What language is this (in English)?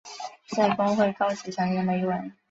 Chinese